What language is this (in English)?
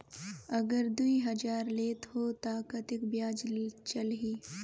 Chhattisgarhi